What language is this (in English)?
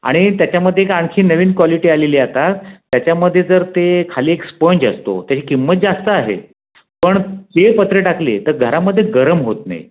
Marathi